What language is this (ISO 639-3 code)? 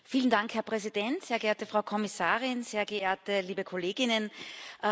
deu